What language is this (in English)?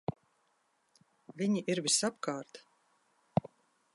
Latvian